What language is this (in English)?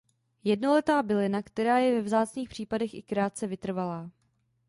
Czech